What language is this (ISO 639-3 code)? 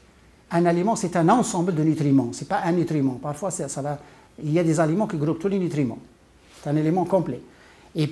fra